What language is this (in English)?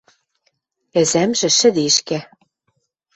Western Mari